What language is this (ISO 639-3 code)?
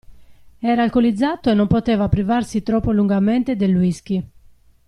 ita